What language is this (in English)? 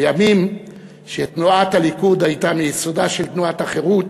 Hebrew